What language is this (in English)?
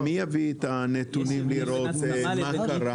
Hebrew